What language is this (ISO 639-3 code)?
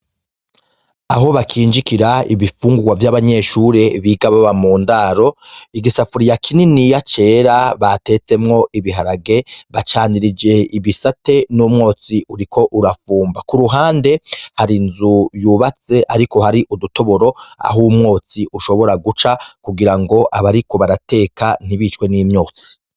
run